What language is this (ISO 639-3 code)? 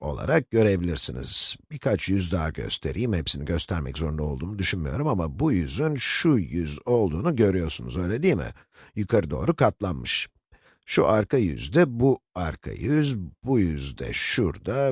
tur